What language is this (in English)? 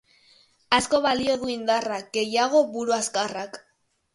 Basque